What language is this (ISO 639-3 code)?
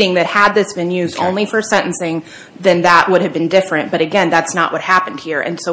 eng